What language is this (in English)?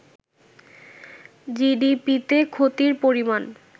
Bangla